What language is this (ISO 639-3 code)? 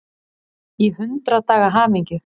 isl